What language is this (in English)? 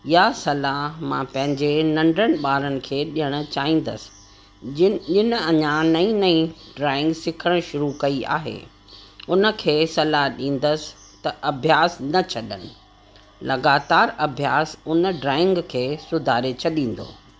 Sindhi